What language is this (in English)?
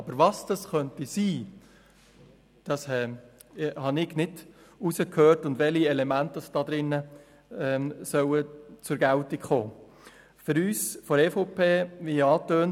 Swiss German